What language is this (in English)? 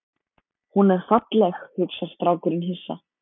Icelandic